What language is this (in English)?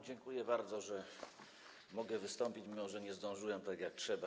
Polish